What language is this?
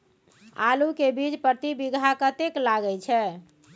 Maithili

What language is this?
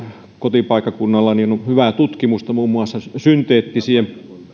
Finnish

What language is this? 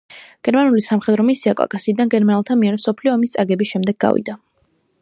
Georgian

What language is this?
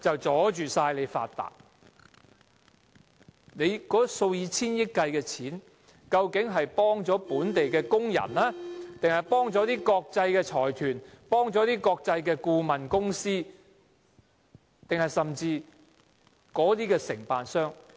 Cantonese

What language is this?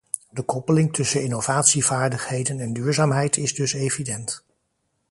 Dutch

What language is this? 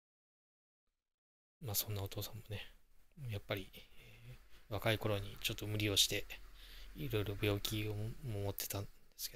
Japanese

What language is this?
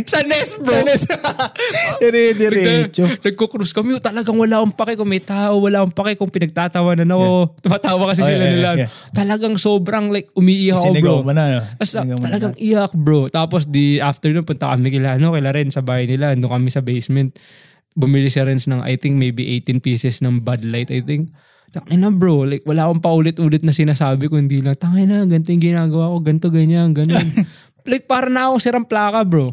Filipino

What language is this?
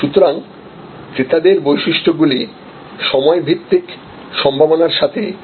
Bangla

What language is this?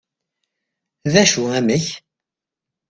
Kabyle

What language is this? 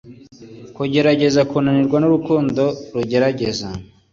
Kinyarwanda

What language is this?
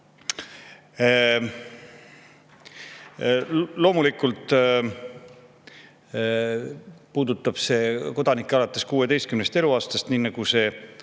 Estonian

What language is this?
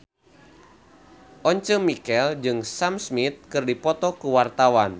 Sundanese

